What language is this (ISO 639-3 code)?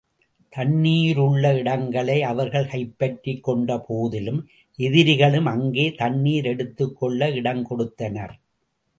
tam